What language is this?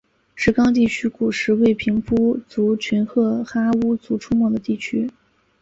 Chinese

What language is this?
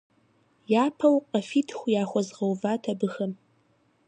Kabardian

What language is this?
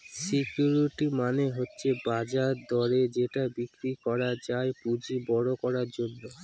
Bangla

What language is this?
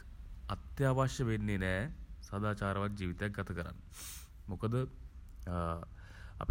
Sinhala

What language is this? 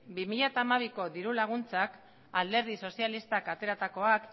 Basque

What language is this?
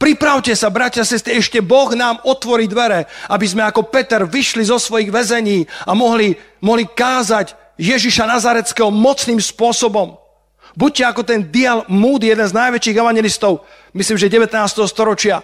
Slovak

